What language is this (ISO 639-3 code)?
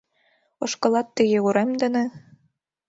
chm